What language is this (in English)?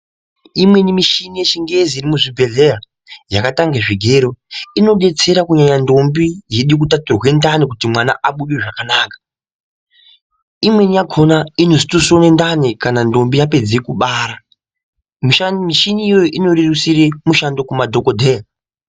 Ndau